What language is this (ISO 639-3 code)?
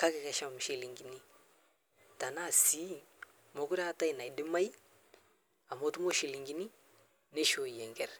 mas